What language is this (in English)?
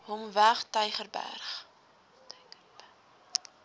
Afrikaans